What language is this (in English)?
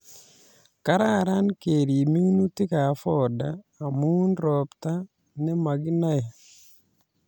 Kalenjin